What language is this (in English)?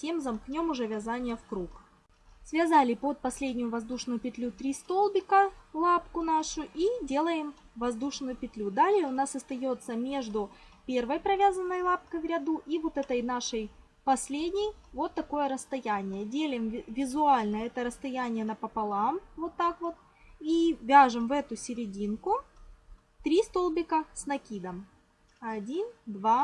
Russian